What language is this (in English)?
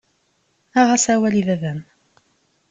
Kabyle